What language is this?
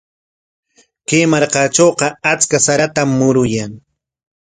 Corongo Ancash Quechua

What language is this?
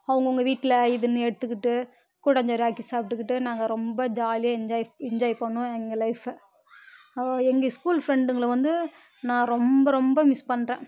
Tamil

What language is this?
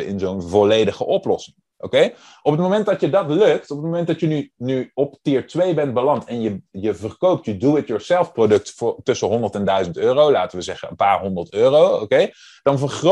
Dutch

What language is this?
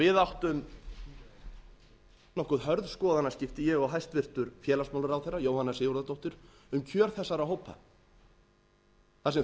Icelandic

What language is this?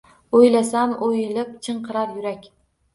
Uzbek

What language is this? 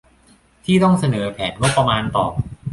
Thai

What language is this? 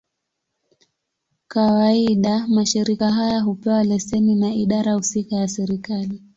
Swahili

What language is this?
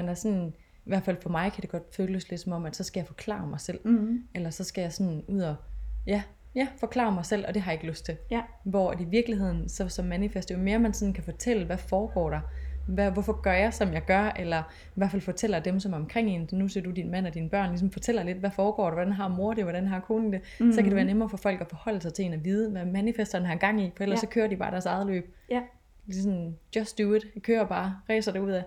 Danish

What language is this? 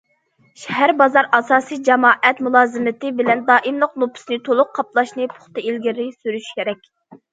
Uyghur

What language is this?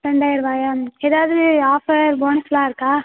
Tamil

